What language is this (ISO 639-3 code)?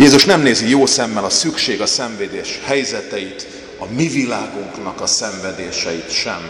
hun